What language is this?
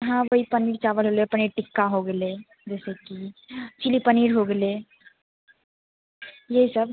Maithili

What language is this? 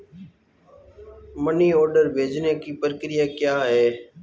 Hindi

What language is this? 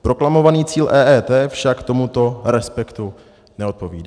Czech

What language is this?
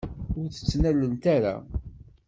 Kabyle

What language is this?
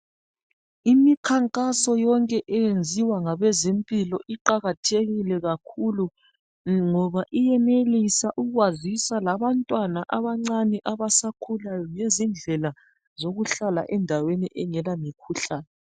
North Ndebele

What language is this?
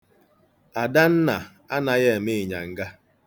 Igbo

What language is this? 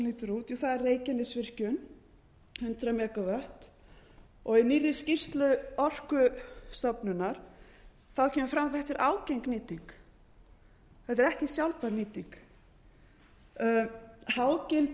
Icelandic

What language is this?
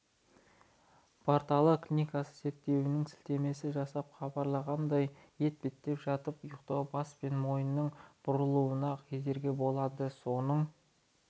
Kazakh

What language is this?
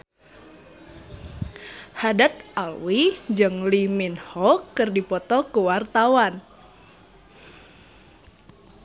Sundanese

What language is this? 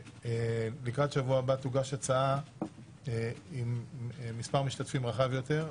Hebrew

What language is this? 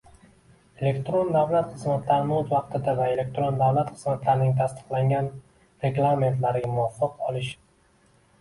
Uzbek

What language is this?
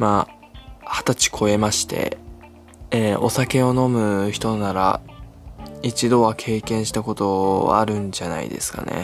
Japanese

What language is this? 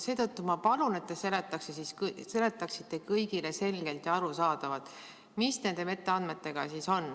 Estonian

